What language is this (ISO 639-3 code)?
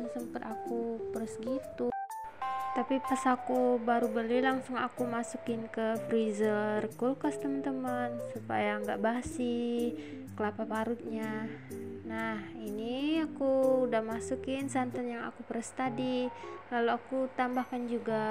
ind